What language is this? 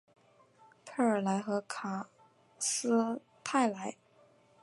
Chinese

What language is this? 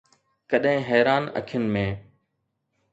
Sindhi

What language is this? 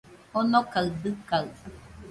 Nüpode Huitoto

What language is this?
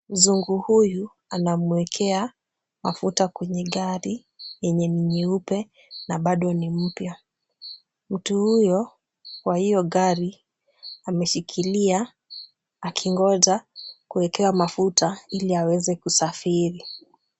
Swahili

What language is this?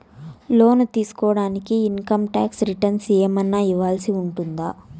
Telugu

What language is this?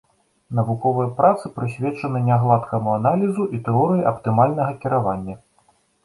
Belarusian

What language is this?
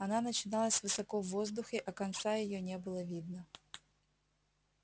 Russian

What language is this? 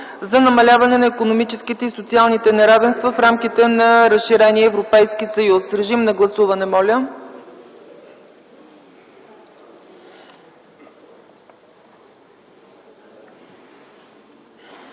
Bulgarian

